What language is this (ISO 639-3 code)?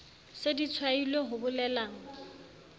sot